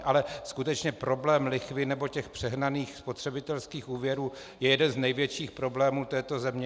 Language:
Czech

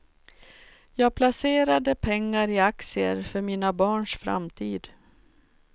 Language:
Swedish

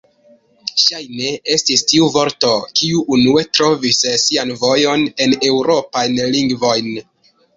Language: Esperanto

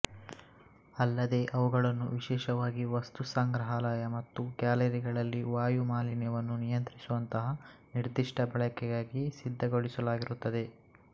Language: Kannada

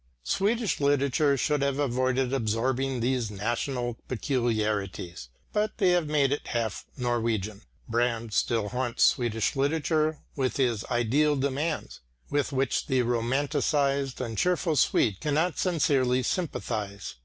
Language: English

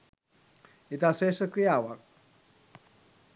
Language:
Sinhala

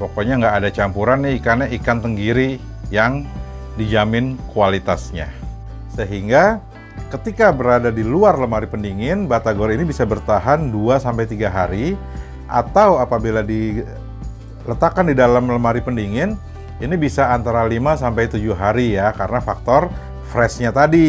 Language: Indonesian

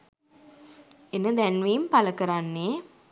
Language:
Sinhala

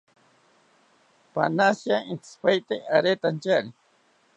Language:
South Ucayali Ashéninka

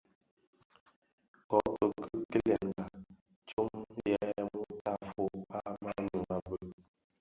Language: Bafia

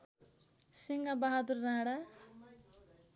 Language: Nepali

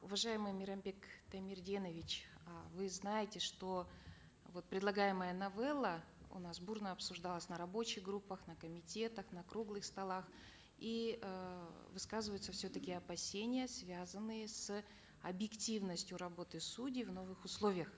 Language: Kazakh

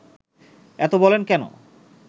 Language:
Bangla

